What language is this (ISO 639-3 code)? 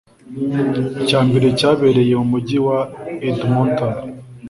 kin